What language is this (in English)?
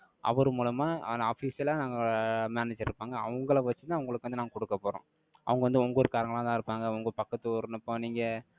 Tamil